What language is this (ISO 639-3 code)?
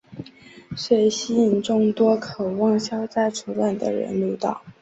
zho